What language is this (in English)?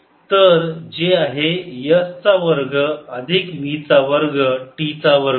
Marathi